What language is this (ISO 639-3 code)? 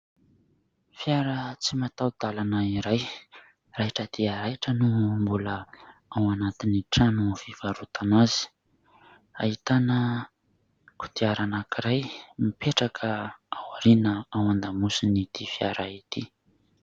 mlg